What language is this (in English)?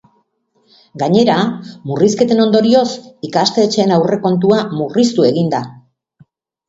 Basque